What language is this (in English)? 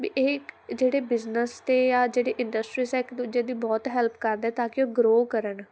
Punjabi